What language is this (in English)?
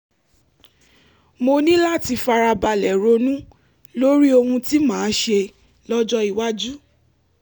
Yoruba